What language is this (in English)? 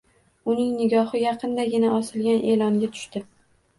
Uzbek